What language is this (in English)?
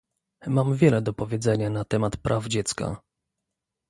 Polish